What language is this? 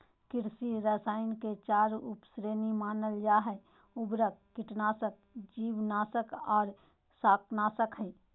Magahi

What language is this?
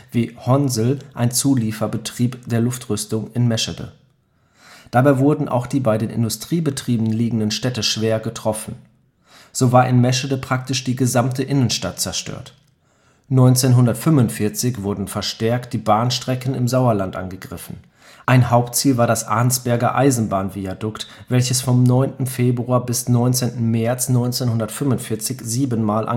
German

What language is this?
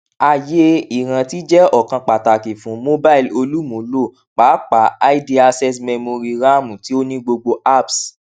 Yoruba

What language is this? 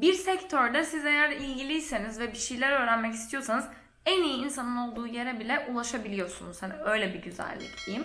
Turkish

